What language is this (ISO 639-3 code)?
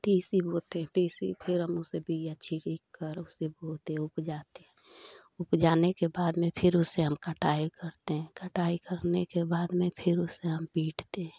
hin